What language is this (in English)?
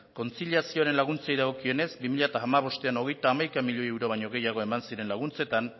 Basque